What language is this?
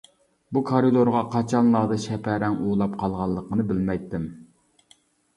Uyghur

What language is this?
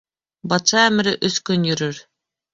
Bashkir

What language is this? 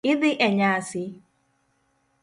Luo (Kenya and Tanzania)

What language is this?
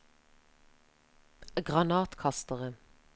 Norwegian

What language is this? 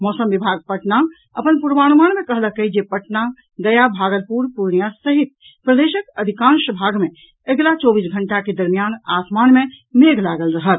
Maithili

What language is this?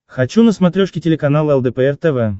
Russian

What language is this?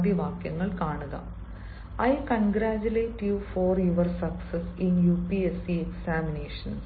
Malayalam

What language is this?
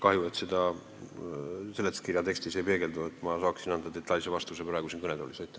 Estonian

